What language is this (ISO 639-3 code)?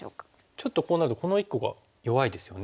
jpn